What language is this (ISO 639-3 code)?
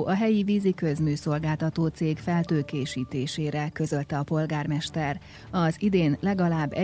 hun